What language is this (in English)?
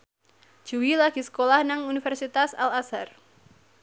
Javanese